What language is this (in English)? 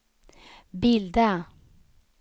Swedish